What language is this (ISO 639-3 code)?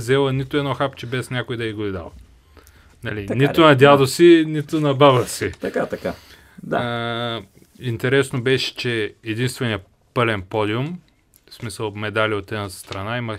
bul